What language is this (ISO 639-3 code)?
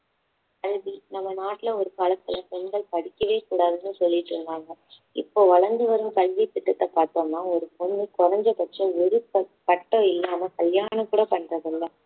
tam